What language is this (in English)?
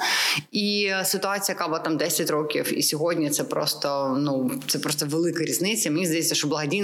Ukrainian